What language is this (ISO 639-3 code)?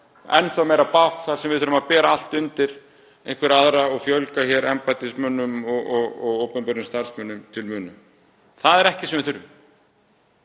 isl